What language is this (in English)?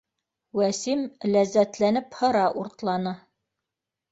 Bashkir